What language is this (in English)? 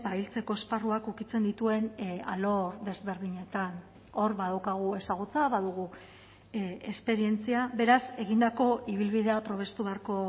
Basque